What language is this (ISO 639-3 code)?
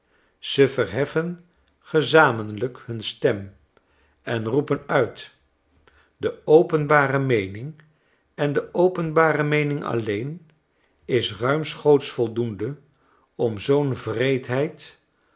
nld